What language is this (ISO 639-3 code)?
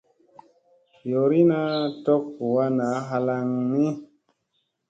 mse